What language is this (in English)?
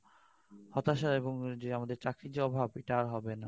Bangla